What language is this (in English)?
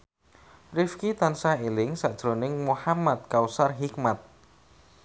Javanese